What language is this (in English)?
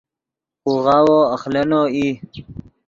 Yidgha